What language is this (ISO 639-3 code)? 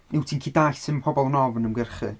cym